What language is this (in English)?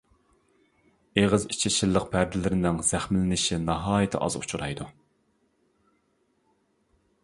Uyghur